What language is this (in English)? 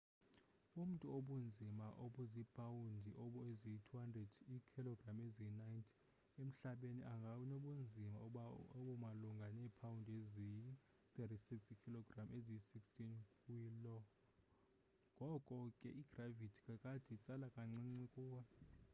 Xhosa